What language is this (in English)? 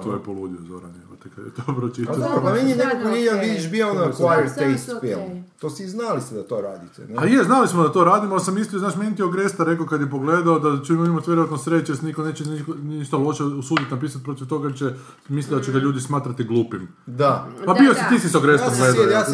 Croatian